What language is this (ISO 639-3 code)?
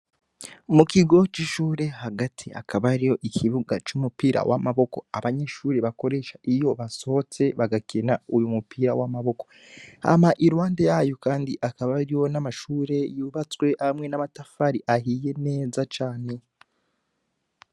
run